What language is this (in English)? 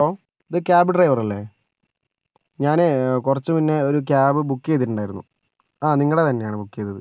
Malayalam